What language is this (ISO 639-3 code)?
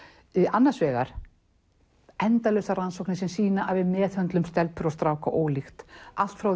isl